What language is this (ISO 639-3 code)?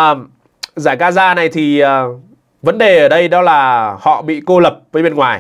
vie